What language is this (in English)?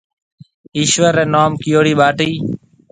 Marwari (Pakistan)